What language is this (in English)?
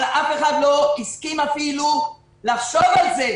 Hebrew